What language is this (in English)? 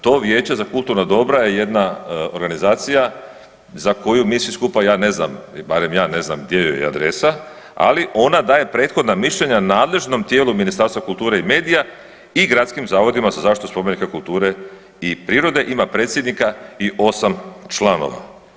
Croatian